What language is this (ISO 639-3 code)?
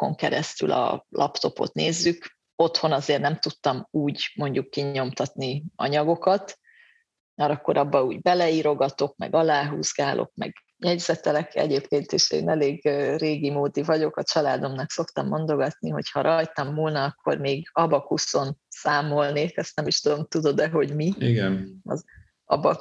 hun